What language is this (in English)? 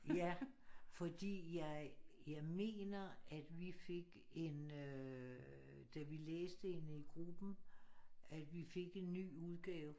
Danish